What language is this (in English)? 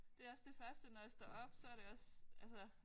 Danish